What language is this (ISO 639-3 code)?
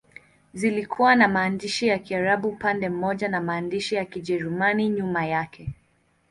swa